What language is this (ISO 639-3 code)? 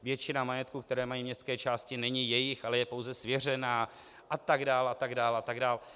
ces